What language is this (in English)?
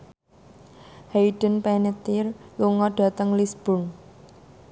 Javanese